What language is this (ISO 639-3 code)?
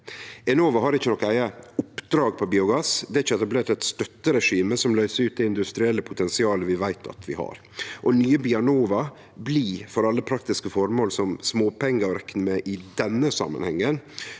nor